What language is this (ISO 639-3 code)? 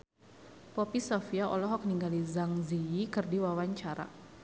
sun